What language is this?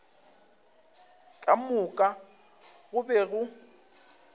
Northern Sotho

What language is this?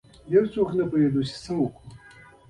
Pashto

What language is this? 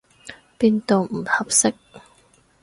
Cantonese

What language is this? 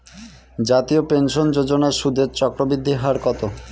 Bangla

